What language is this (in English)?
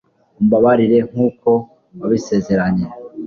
Kinyarwanda